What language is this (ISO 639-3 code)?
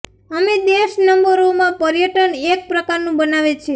guj